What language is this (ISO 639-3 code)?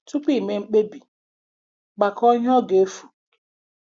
ibo